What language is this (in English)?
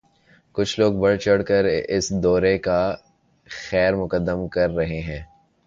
Urdu